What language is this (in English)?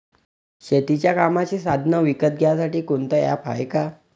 Marathi